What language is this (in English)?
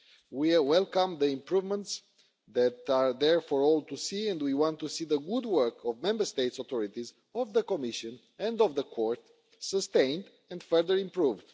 English